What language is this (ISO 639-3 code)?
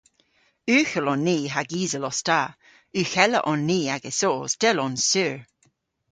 cor